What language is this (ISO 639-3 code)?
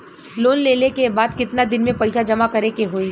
bho